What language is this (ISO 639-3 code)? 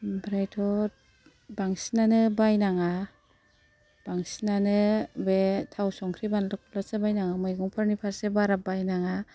brx